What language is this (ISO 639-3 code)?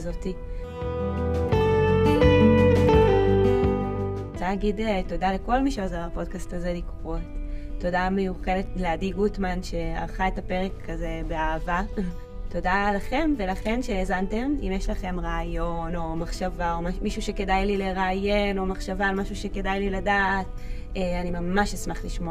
heb